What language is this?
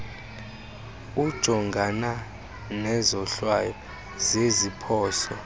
Xhosa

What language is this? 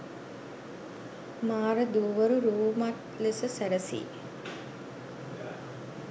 Sinhala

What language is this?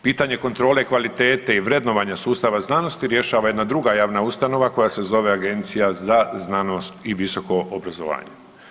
Croatian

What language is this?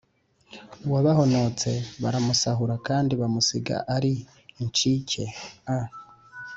Kinyarwanda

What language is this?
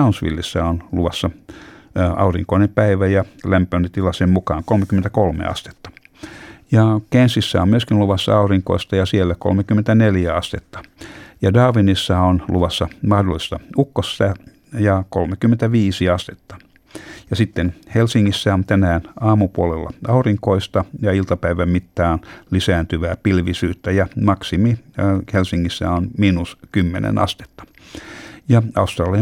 Finnish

